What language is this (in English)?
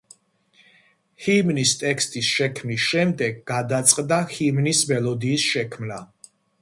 Georgian